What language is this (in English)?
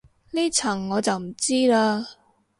Cantonese